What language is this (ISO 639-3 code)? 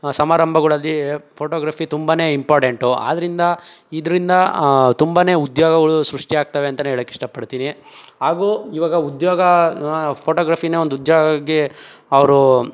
kan